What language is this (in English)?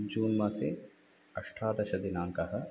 Sanskrit